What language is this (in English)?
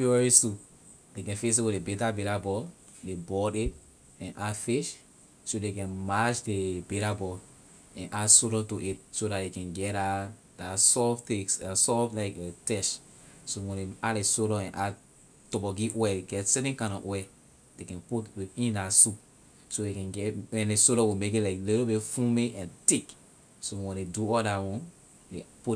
Liberian English